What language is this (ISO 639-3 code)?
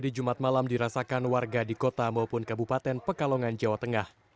ind